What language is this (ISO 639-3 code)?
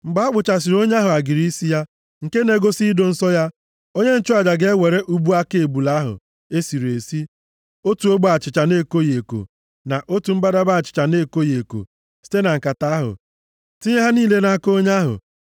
ibo